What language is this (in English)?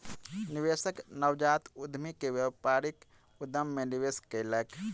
Maithili